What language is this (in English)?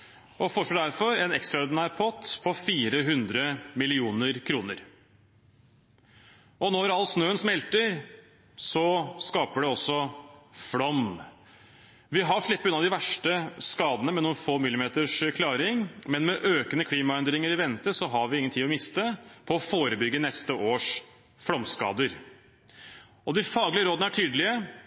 Norwegian Bokmål